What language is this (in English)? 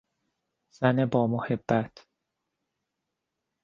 Persian